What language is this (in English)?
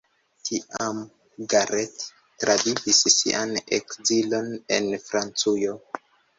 Esperanto